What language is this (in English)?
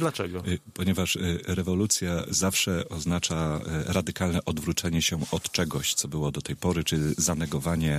Polish